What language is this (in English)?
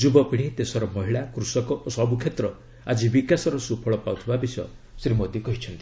Odia